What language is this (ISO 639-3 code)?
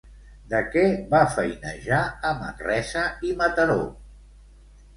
cat